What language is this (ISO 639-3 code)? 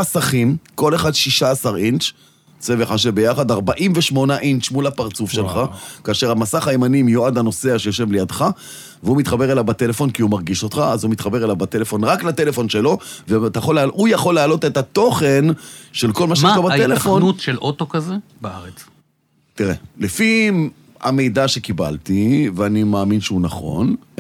heb